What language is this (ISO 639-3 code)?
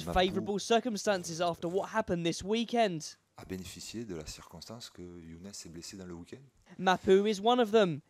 eng